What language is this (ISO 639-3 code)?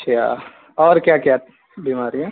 urd